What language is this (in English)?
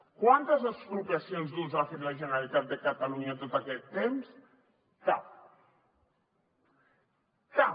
Catalan